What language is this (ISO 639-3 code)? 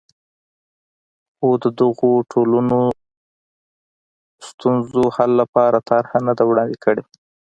pus